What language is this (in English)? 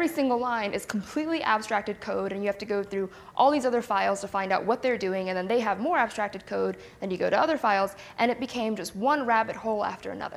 English